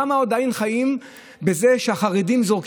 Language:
Hebrew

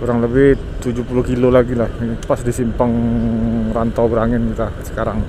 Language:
Indonesian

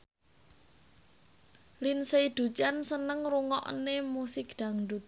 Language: Javanese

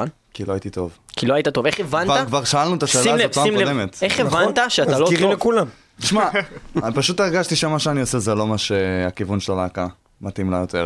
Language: Hebrew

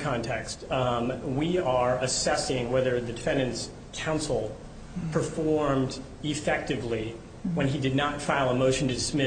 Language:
English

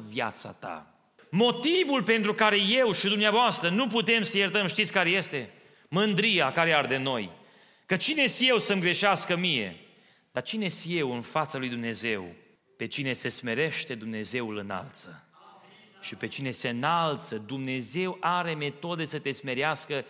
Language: Romanian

